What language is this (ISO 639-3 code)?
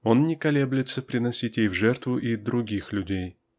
rus